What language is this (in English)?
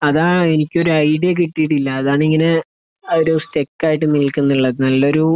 Malayalam